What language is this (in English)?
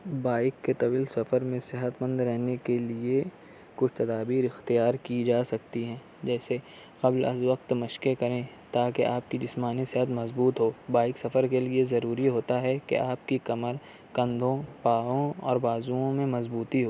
Urdu